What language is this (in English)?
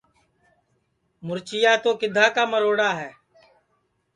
Sansi